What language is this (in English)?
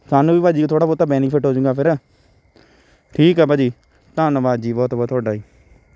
Punjabi